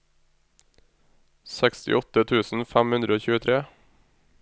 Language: Norwegian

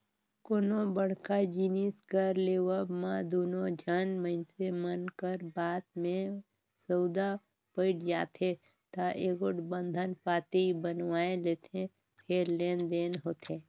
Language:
Chhattisgarhi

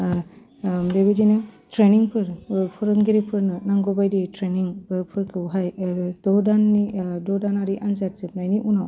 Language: Bodo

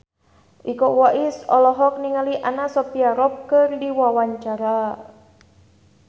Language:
Sundanese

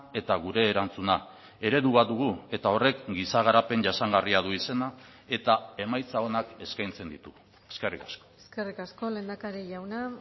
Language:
Basque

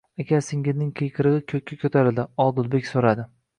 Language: Uzbek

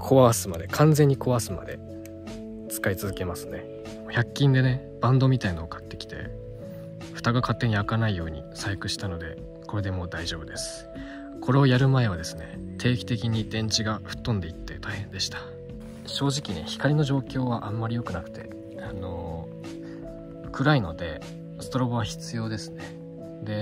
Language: Japanese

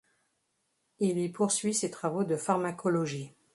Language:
French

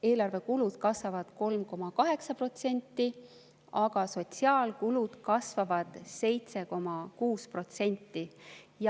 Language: Estonian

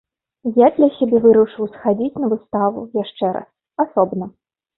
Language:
Belarusian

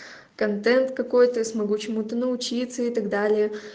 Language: Russian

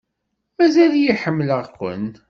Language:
Kabyle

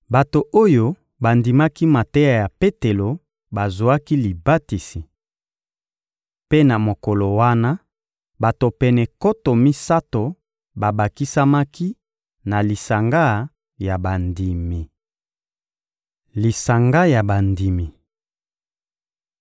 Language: Lingala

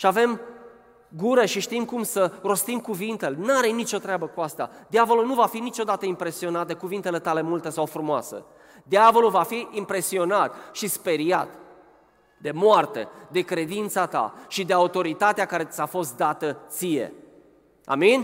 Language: Romanian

